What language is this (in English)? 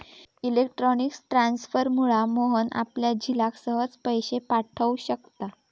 Marathi